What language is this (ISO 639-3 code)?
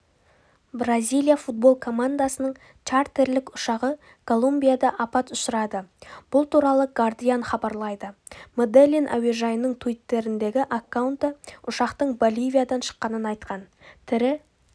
kaz